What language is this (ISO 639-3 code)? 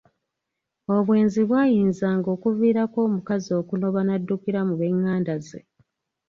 lug